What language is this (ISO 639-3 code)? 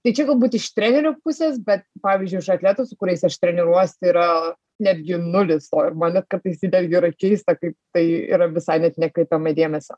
lit